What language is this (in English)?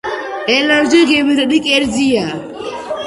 Georgian